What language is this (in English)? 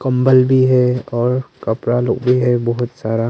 Hindi